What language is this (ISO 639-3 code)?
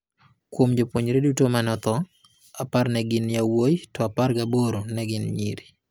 luo